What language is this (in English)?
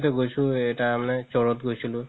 Assamese